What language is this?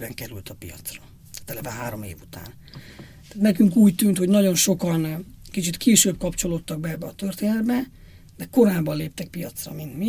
Hungarian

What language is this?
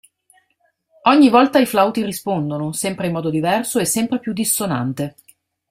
Italian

